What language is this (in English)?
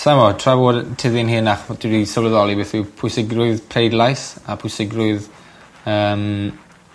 Welsh